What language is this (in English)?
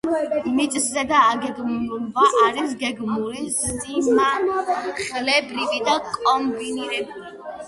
Georgian